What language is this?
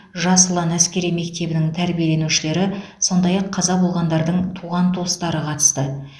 Kazakh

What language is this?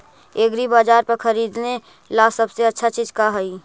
Magahi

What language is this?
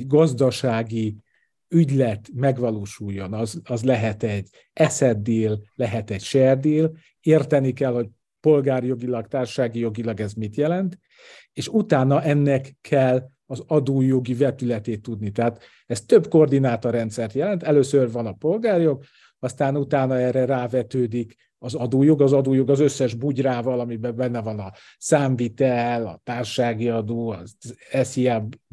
Hungarian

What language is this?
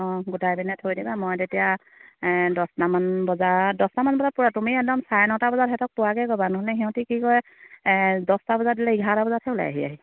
Assamese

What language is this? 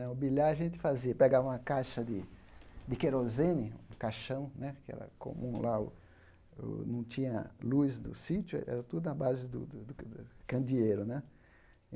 Portuguese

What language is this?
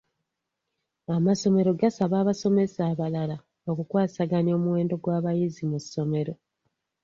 Ganda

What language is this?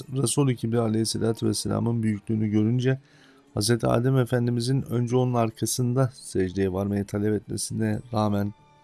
Turkish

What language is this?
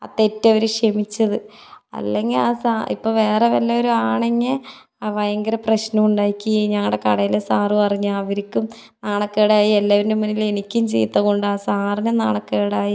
Malayalam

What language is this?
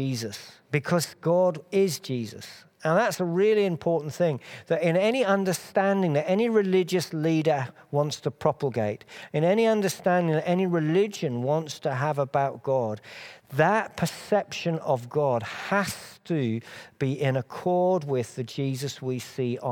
English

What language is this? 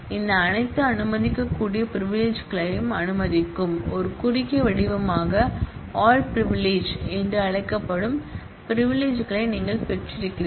Tamil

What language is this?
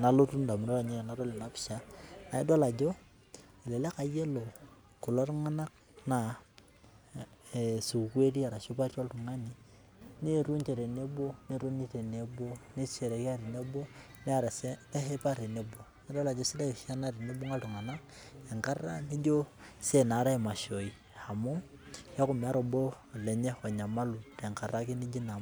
Masai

